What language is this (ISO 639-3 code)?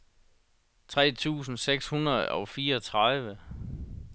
dan